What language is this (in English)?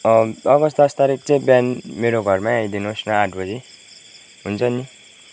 Nepali